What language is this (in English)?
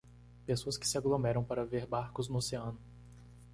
Portuguese